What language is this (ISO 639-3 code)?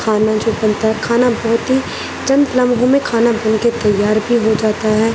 urd